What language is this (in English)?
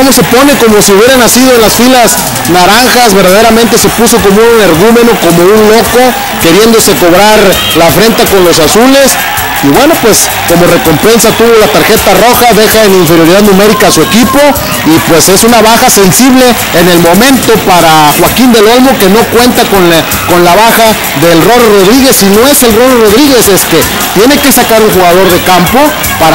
Spanish